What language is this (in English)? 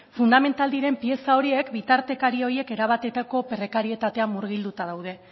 Basque